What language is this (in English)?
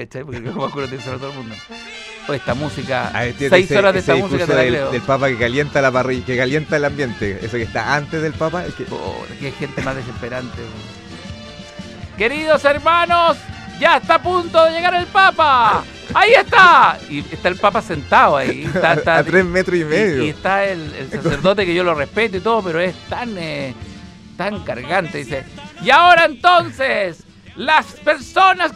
Spanish